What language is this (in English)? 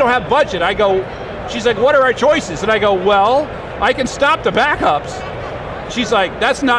English